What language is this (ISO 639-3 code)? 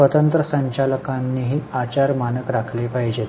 mar